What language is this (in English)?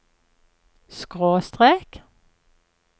Norwegian